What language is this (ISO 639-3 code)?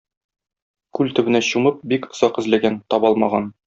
tat